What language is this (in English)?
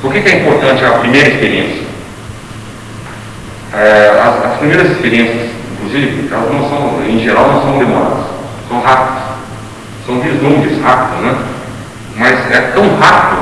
Portuguese